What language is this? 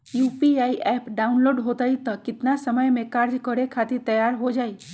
Magahi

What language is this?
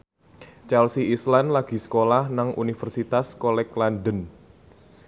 Javanese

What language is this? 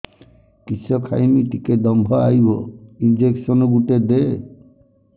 Odia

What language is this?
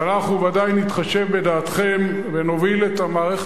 Hebrew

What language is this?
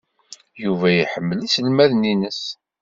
Kabyle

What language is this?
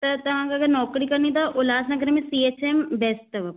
Sindhi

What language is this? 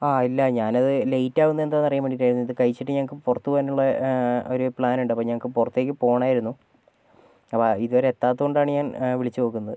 Malayalam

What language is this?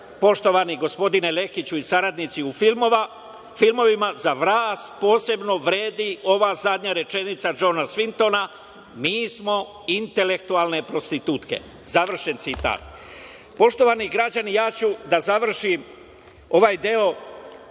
Serbian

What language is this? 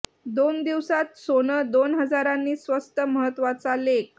Marathi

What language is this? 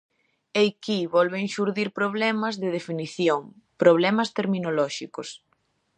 Galician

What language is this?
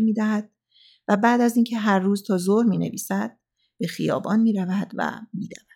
Persian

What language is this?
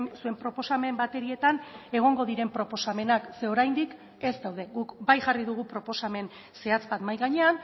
Basque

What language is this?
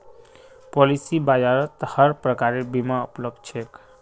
Magahi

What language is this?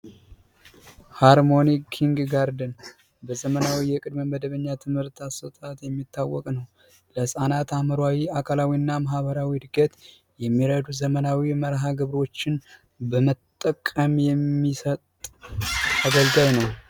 Amharic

